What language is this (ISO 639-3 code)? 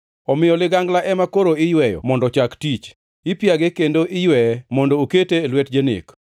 luo